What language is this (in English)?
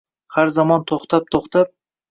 Uzbek